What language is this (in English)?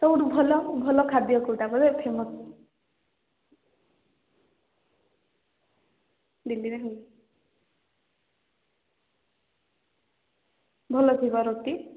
Odia